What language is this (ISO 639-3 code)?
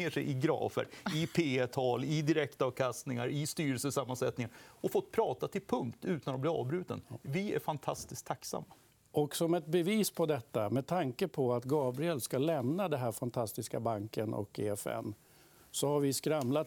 swe